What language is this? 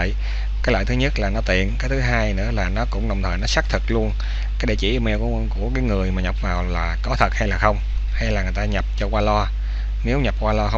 Vietnamese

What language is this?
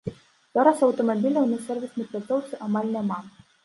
Belarusian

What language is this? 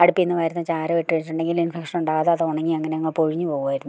Malayalam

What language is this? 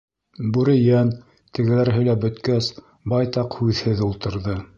Bashkir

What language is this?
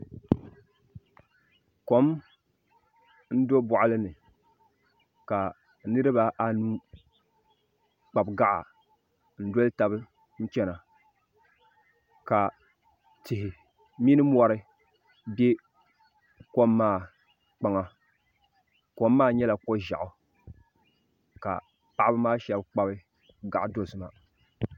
Dagbani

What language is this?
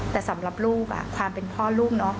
Thai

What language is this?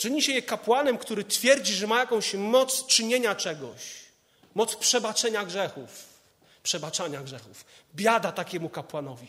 Polish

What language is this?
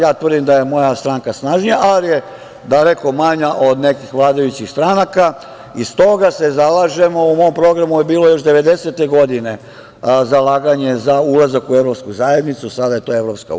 Serbian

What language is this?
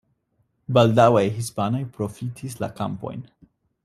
Esperanto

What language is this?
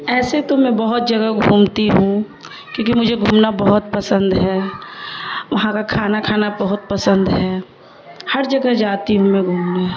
Urdu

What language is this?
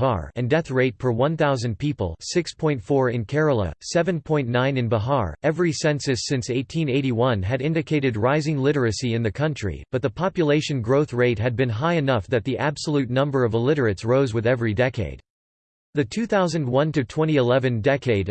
English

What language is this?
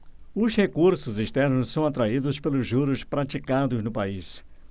Portuguese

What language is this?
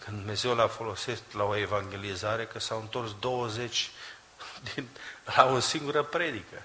Romanian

